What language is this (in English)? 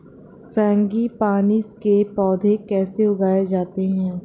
Hindi